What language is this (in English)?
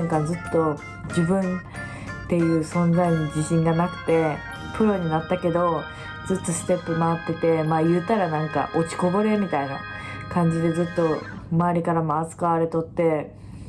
Japanese